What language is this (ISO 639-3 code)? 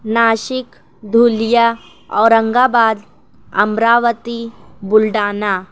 urd